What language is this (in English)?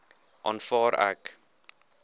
Afrikaans